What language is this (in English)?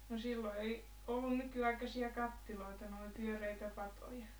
Finnish